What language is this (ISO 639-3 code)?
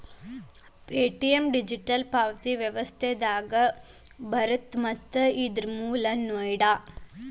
kan